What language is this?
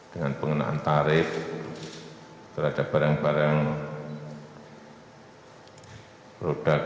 Indonesian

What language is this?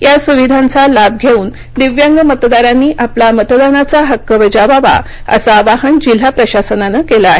Marathi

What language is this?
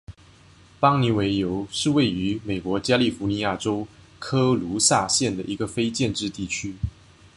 Chinese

